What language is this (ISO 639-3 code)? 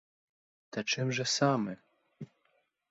ukr